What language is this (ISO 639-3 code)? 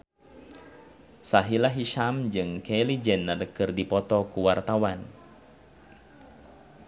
sun